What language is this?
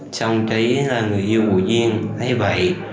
Vietnamese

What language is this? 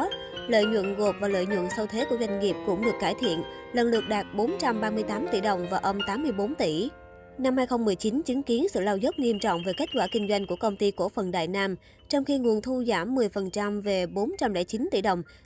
Vietnamese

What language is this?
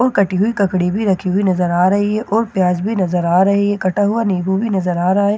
Hindi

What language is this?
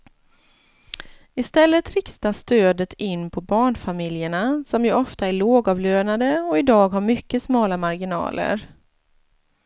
Swedish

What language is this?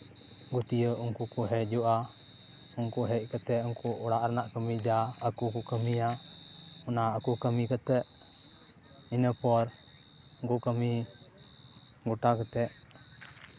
Santali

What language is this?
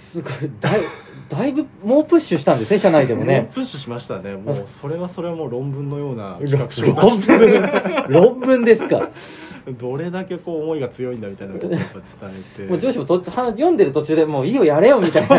Japanese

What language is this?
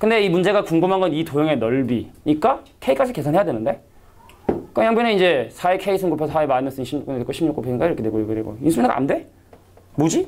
Korean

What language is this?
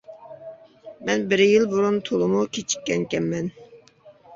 Uyghur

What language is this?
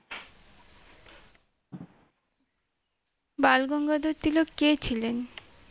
Bangla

